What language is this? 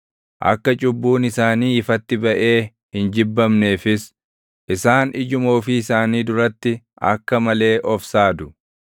Oromo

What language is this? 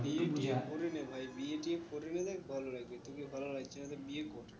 Bangla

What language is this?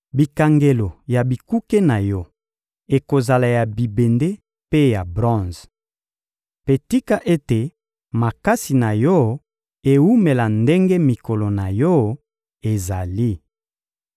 Lingala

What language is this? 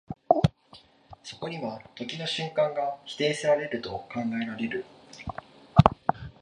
Japanese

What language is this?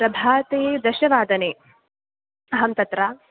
Sanskrit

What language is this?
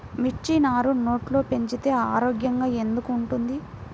Telugu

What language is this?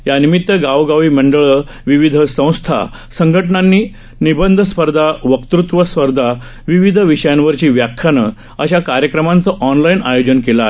Marathi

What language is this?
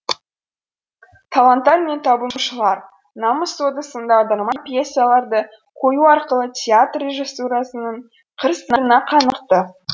Kazakh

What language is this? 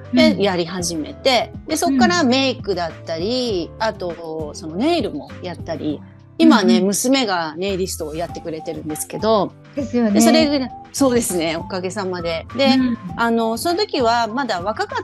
Japanese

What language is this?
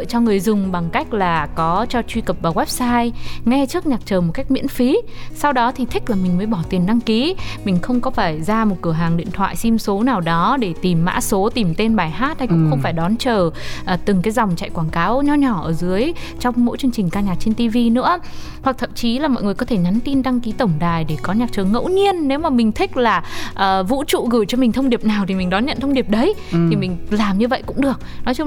Vietnamese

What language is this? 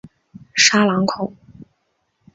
Chinese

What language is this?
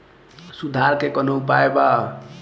Bhojpuri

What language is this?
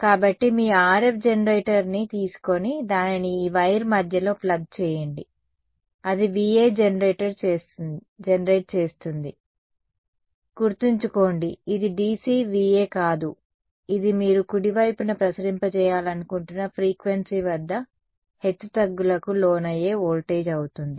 Telugu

